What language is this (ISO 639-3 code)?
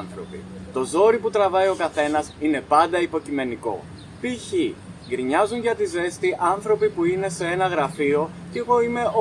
ell